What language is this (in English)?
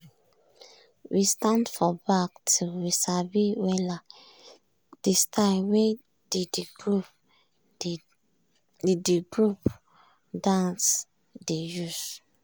Nigerian Pidgin